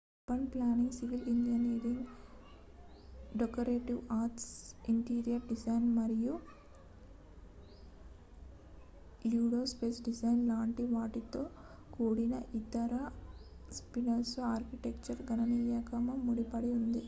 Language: Telugu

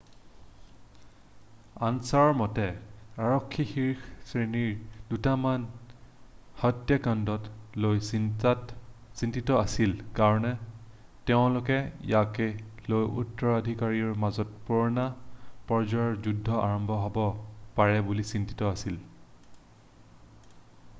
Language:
Assamese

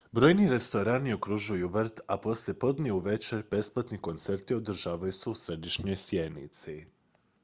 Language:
Croatian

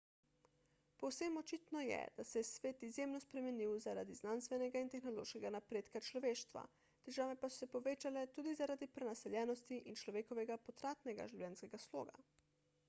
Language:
Slovenian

